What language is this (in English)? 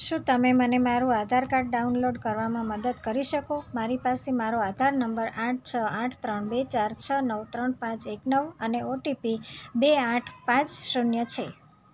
Gujarati